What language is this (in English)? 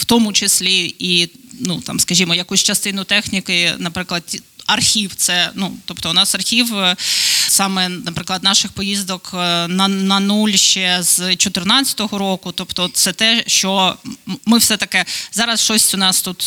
Ukrainian